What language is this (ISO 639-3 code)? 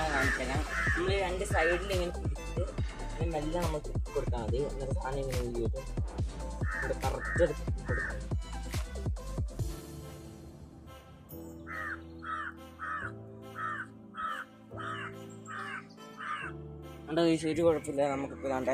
tha